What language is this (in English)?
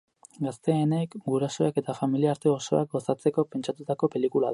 Basque